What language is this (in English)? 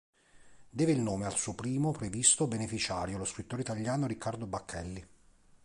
Italian